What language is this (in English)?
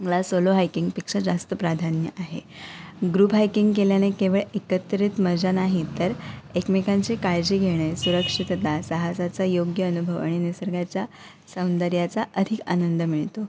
Marathi